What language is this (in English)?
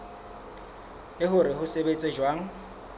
Southern Sotho